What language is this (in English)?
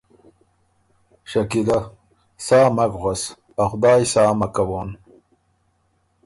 Ormuri